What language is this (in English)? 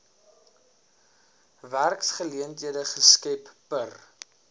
Afrikaans